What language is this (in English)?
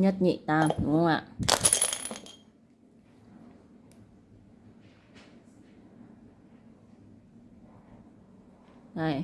Vietnamese